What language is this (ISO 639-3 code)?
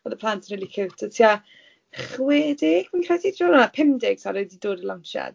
cym